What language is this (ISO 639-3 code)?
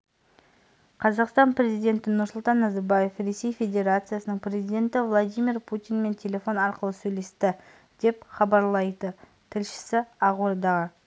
kaz